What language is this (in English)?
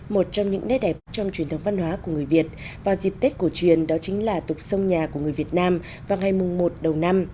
Vietnamese